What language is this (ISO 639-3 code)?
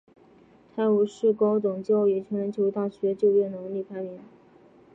zho